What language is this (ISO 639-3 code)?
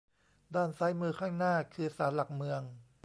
tha